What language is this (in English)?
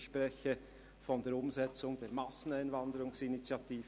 Swiss German